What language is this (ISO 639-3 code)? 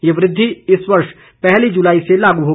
hin